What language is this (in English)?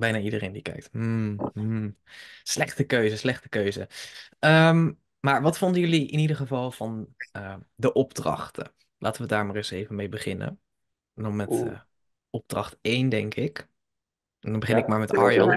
Dutch